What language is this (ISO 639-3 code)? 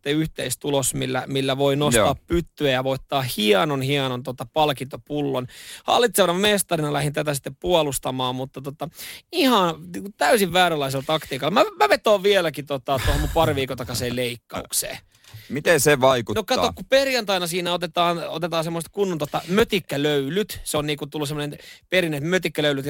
fin